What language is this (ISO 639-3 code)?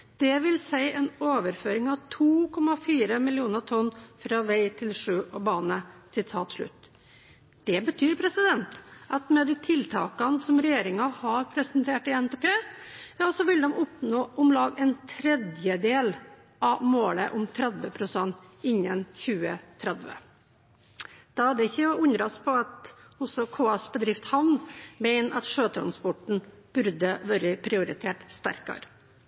nob